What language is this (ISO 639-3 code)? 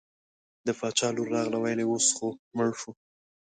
pus